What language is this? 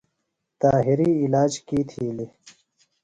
Phalura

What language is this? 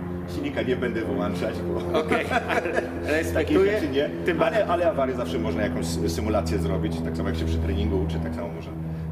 Polish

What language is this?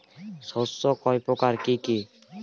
Bangla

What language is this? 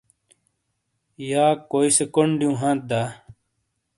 Shina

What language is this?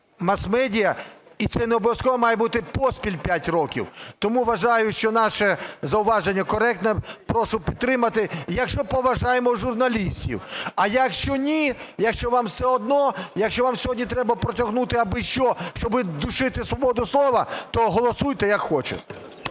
Ukrainian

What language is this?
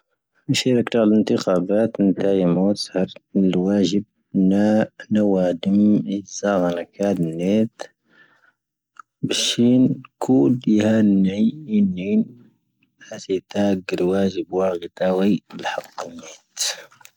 Tahaggart Tamahaq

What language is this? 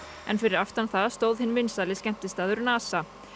Icelandic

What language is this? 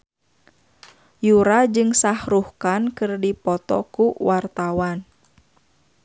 Sundanese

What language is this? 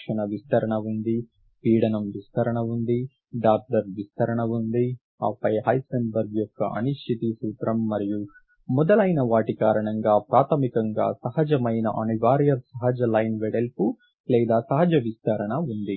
Telugu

